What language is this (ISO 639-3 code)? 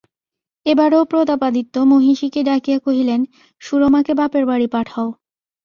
ben